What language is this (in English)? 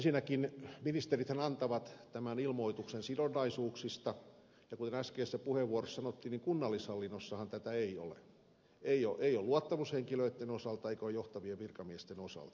Finnish